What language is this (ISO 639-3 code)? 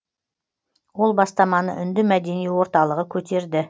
kaz